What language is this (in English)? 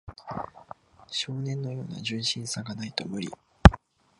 Japanese